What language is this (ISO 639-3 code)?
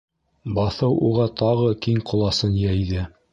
bak